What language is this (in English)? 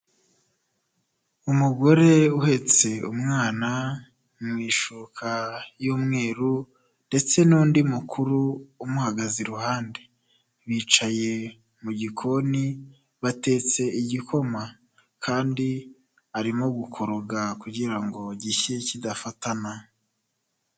Kinyarwanda